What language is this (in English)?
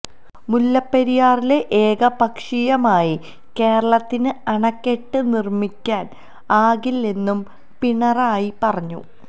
Malayalam